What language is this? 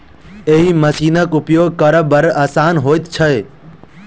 Maithili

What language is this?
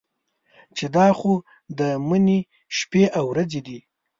Pashto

